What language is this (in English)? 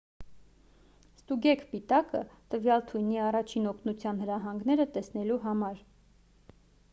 Armenian